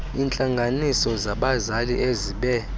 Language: Xhosa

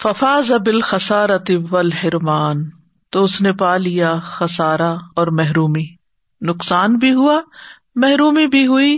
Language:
Urdu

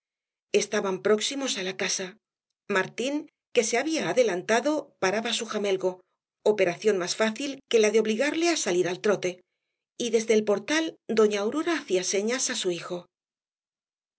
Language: Spanish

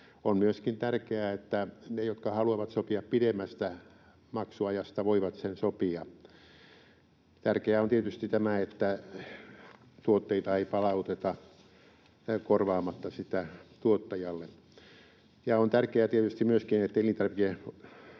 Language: Finnish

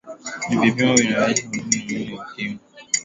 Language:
Swahili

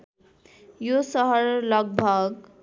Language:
Nepali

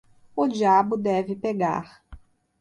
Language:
Portuguese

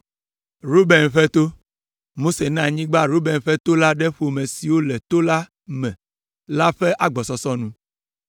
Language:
Ewe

